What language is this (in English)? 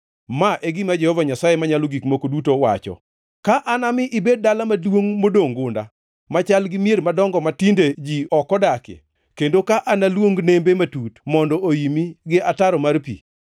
Luo (Kenya and Tanzania)